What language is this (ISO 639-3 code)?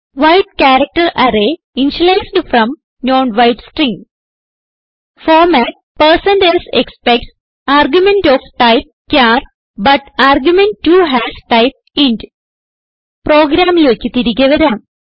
mal